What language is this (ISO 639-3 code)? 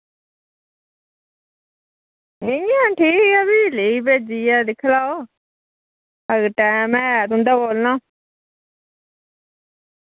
doi